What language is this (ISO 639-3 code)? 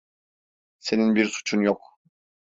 tur